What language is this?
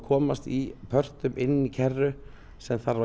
Icelandic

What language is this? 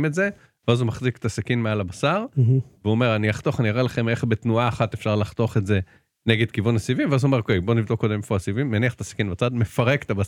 Hebrew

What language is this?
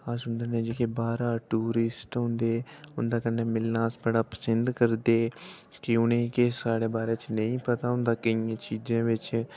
Dogri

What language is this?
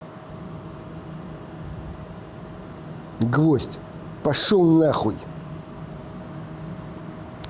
Russian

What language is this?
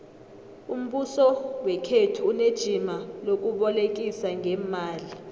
South Ndebele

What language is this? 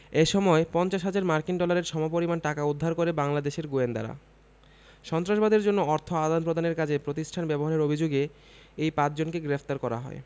Bangla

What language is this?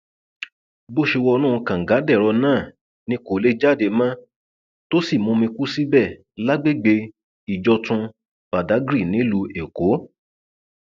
Yoruba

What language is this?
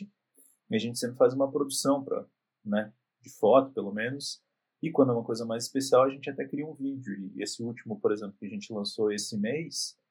Portuguese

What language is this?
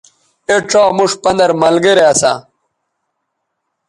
Bateri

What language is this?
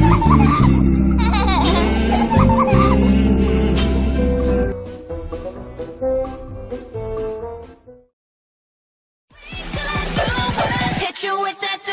Korean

